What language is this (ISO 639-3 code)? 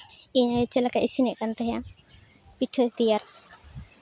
sat